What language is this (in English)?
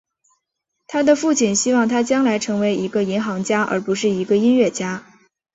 Chinese